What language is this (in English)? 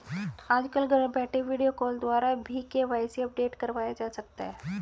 Hindi